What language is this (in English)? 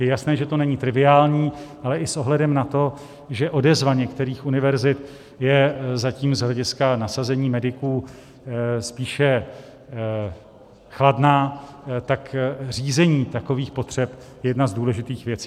Czech